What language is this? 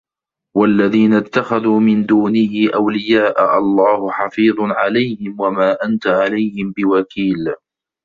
Arabic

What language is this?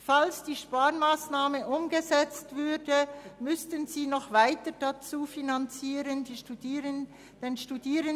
Swiss German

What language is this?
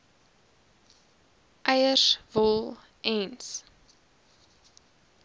Afrikaans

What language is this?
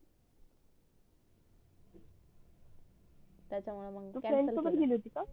Marathi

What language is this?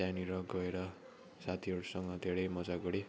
Nepali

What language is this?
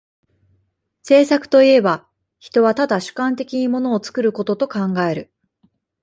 Japanese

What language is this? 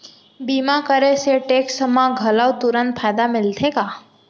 Chhattisgarhi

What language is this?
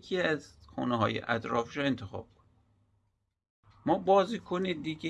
Persian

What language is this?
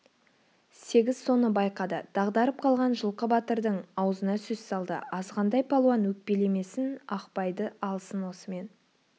Kazakh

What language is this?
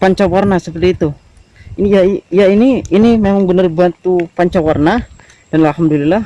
Indonesian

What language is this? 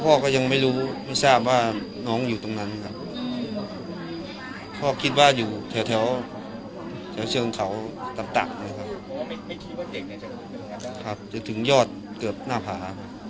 Thai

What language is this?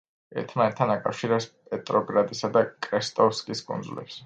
Georgian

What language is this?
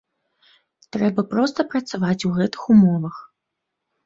Belarusian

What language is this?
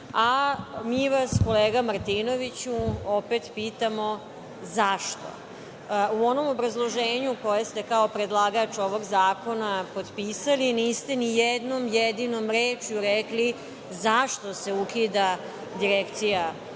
Serbian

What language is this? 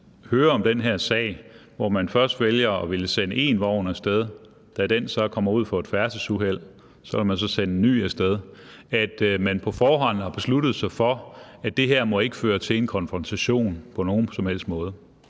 Danish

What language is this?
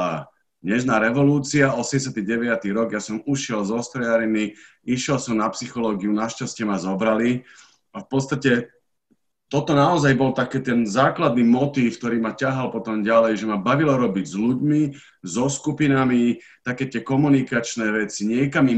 Slovak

